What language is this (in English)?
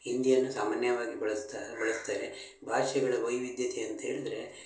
Kannada